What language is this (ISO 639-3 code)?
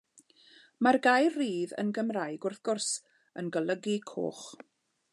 cym